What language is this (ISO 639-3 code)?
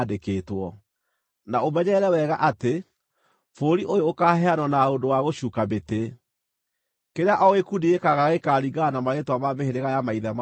kik